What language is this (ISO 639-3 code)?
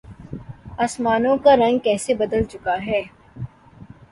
urd